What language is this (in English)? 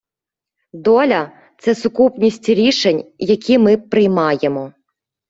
Ukrainian